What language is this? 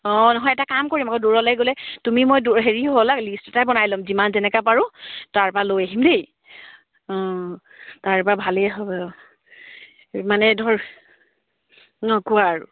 Assamese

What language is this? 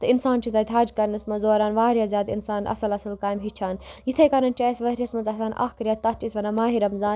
Kashmiri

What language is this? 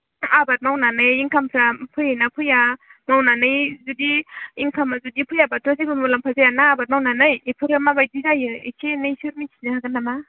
Bodo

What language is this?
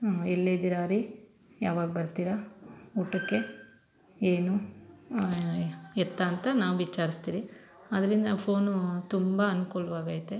Kannada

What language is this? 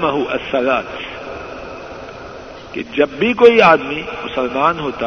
Urdu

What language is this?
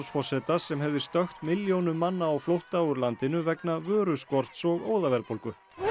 Icelandic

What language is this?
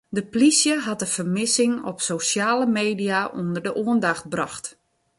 Western Frisian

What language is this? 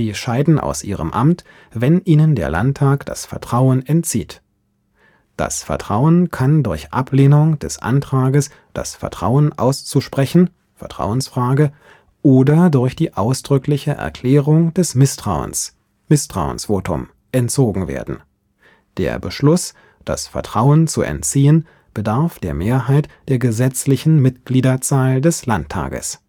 German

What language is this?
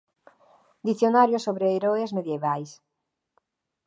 Galician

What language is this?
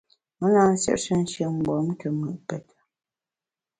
Bamun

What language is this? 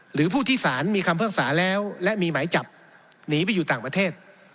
Thai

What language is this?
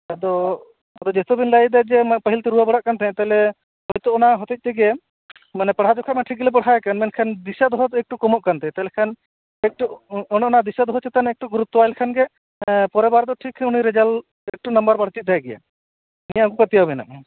Santali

